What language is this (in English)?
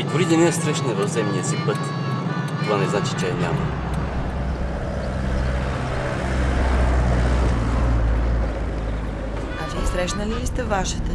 Bulgarian